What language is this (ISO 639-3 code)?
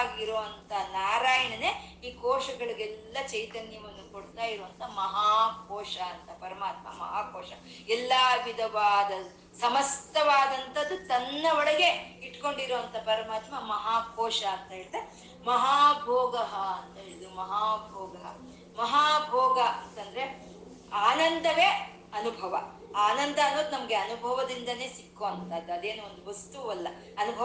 kan